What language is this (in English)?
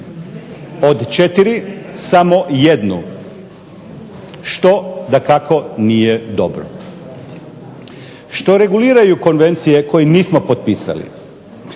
Croatian